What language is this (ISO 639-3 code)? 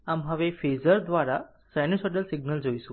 guj